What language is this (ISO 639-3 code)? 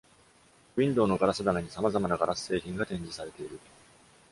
jpn